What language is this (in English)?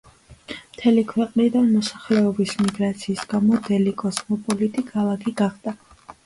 Georgian